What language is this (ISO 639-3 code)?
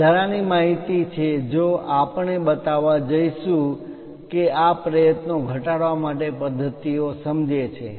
guj